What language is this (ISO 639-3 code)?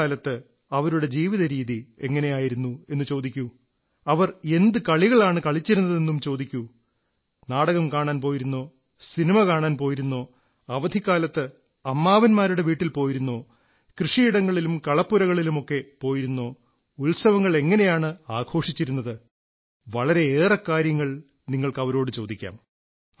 mal